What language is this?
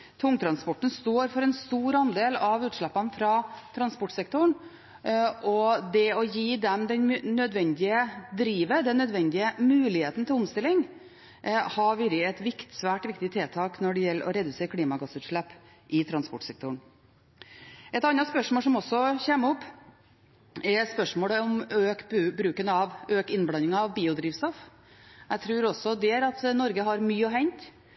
Norwegian Bokmål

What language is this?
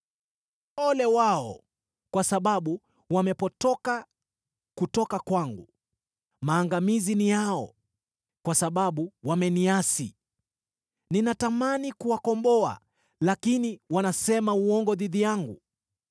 Swahili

